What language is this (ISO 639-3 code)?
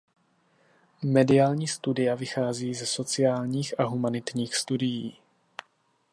ces